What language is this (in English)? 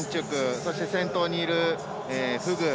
Japanese